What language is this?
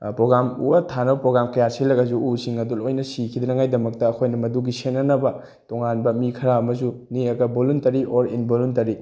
Manipuri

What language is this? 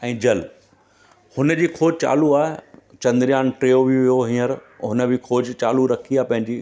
Sindhi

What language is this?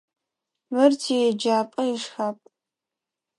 Adyghe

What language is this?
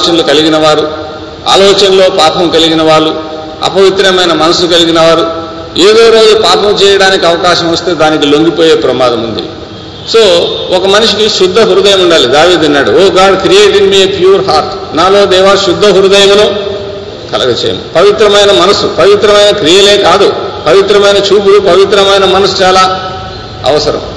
Telugu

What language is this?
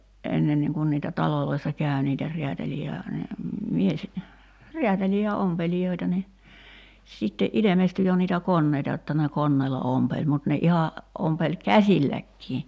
Finnish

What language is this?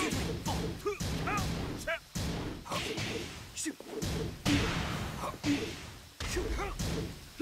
English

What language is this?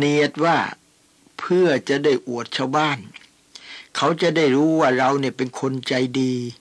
Thai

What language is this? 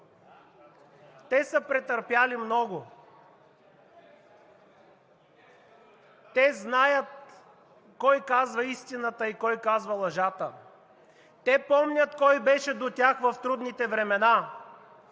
Bulgarian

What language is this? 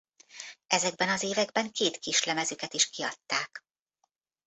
Hungarian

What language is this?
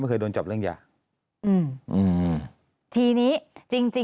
Thai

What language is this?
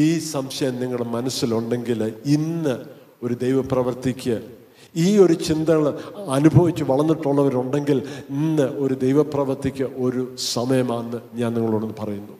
Malayalam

